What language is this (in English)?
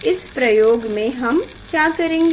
Hindi